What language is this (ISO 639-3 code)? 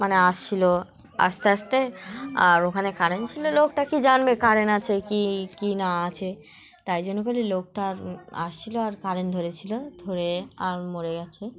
ben